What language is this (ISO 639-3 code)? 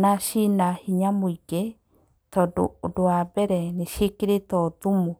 kik